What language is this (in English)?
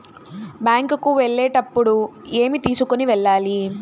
Telugu